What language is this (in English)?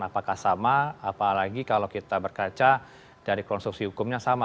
Indonesian